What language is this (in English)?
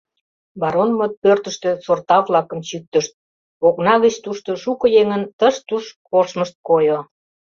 Mari